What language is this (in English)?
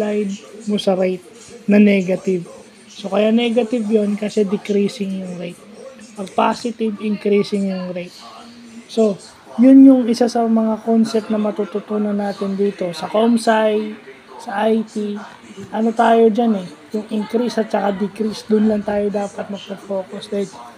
Filipino